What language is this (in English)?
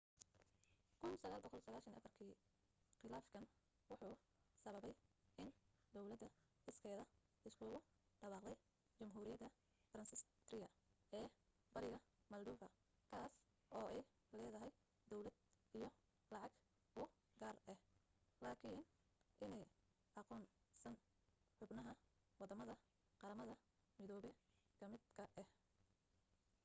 Somali